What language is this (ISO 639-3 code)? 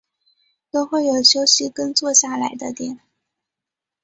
zho